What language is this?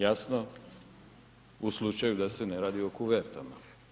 Croatian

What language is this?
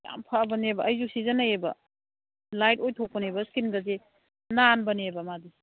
Manipuri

